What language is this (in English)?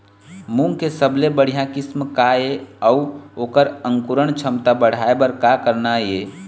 Chhattisgarhi